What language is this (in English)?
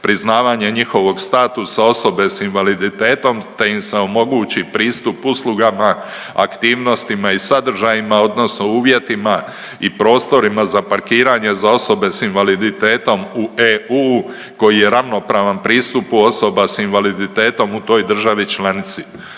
Croatian